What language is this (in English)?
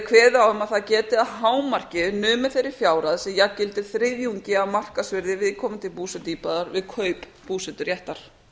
Icelandic